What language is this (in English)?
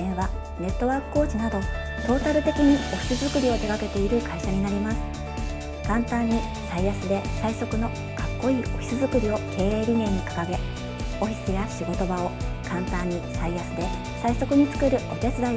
Japanese